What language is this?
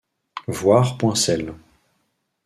French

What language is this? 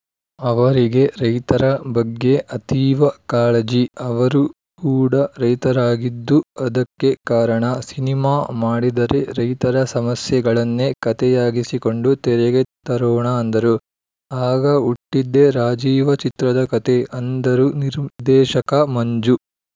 Kannada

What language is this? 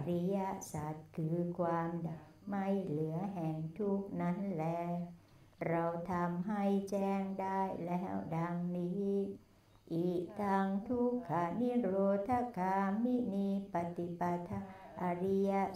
Thai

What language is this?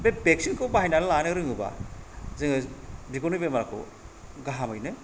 Bodo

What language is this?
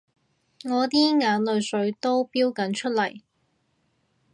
Cantonese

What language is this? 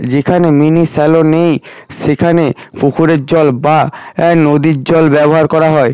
Bangla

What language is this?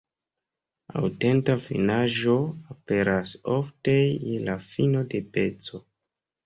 Esperanto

